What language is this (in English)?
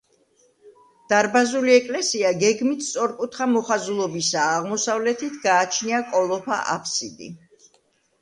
Georgian